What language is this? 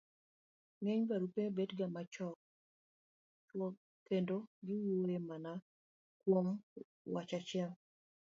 Luo (Kenya and Tanzania)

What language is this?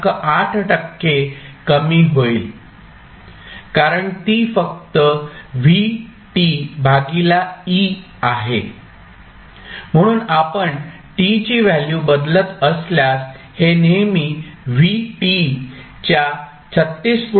Marathi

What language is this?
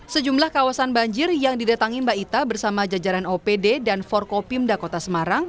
Indonesian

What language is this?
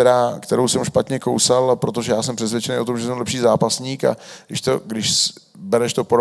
Czech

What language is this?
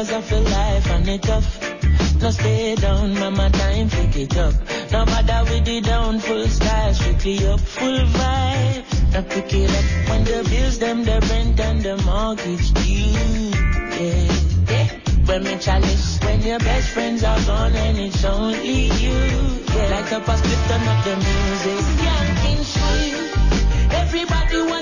Indonesian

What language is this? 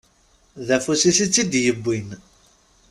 Kabyle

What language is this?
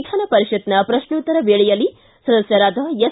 Kannada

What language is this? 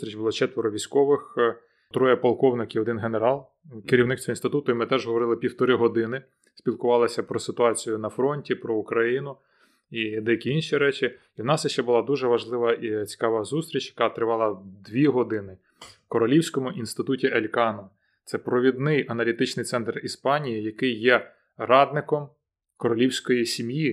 Ukrainian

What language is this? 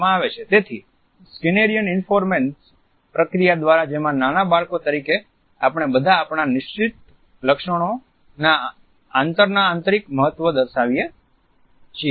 Gujarati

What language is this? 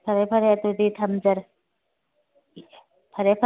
Manipuri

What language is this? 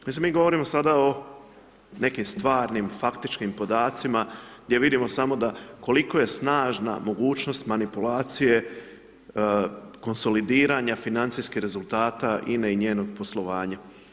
Croatian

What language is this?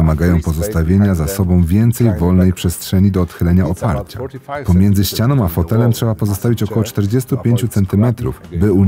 Polish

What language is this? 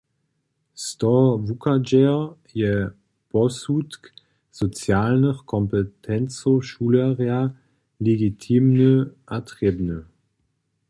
Upper Sorbian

